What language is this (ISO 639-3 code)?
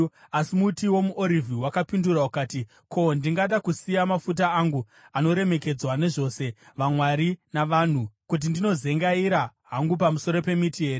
sna